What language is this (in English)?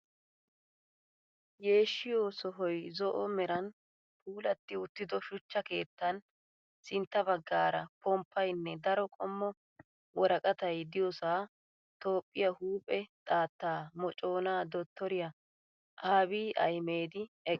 Wolaytta